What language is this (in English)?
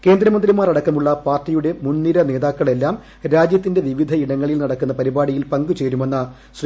Malayalam